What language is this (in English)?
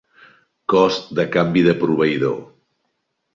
Catalan